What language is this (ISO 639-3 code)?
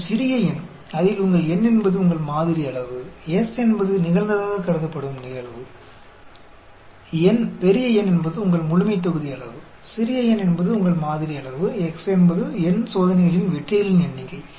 tam